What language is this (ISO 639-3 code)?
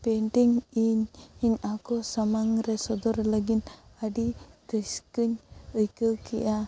sat